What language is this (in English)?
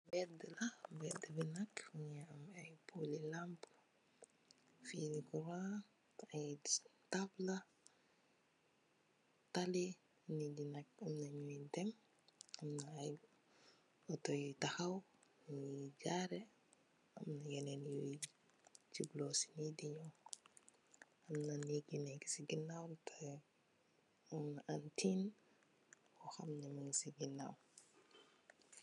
Wolof